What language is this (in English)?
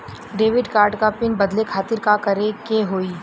Bhojpuri